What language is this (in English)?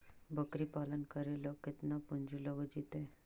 Magahi